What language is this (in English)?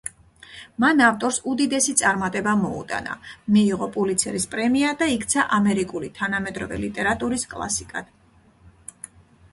Georgian